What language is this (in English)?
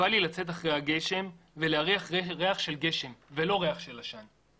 Hebrew